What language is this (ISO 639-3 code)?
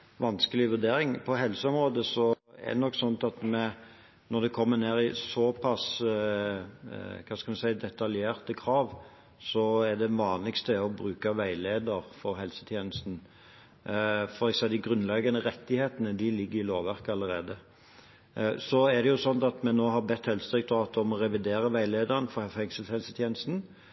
nob